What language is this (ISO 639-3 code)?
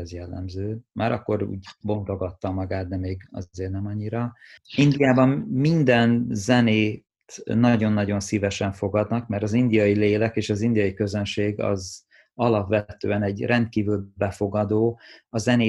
hun